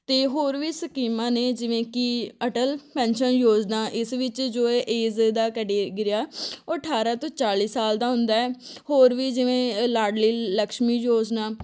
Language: Punjabi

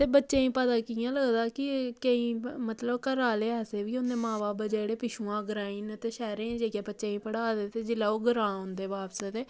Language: Dogri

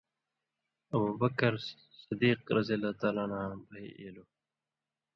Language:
Indus Kohistani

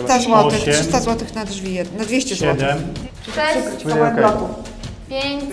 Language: Polish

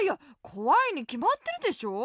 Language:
Japanese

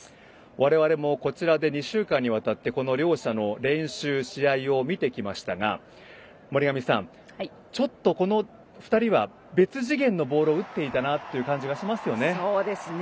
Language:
Japanese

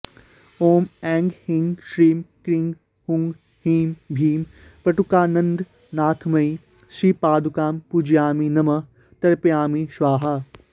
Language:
Sanskrit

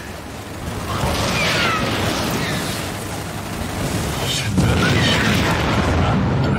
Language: Korean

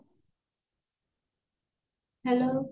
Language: Odia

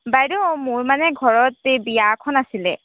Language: Assamese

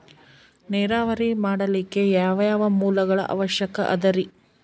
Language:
Kannada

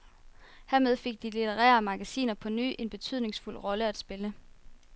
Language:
Danish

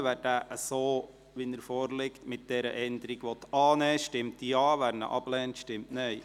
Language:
Swiss German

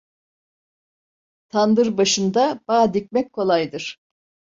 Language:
Turkish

